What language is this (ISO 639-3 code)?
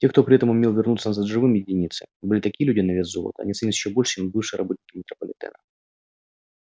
rus